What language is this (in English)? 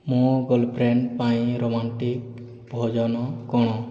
Odia